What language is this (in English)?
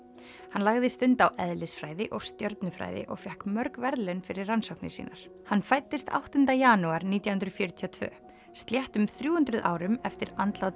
Icelandic